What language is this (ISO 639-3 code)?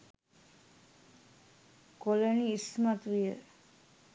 sin